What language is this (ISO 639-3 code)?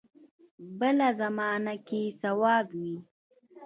pus